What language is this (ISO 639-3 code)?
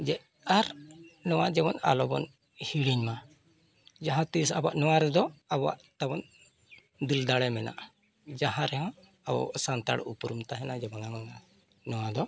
sat